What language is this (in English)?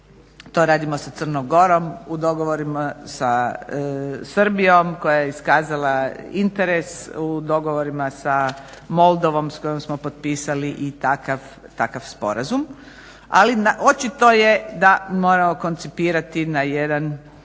Croatian